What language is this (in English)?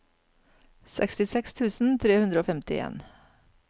Norwegian